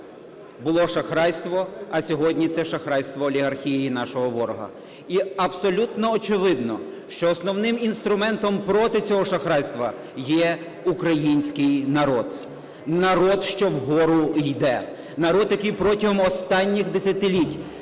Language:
Ukrainian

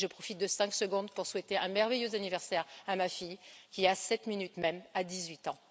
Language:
French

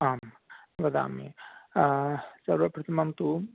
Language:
Sanskrit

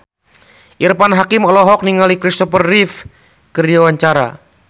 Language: Sundanese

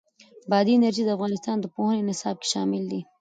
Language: Pashto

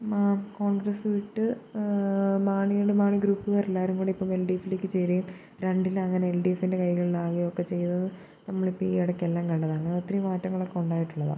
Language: Malayalam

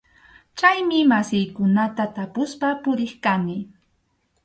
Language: Arequipa-La Unión Quechua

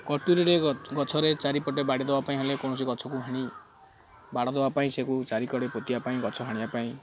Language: Odia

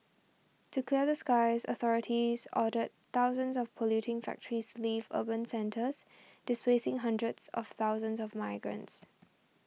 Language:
English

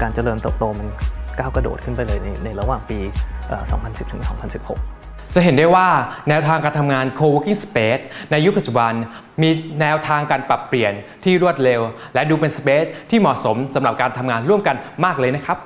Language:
Thai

